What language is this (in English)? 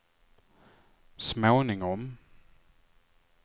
Swedish